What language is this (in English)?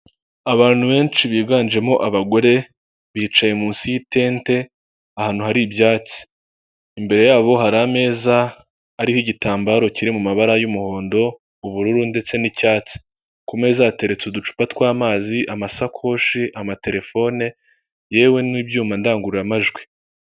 Kinyarwanda